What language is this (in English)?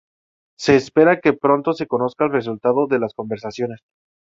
Spanish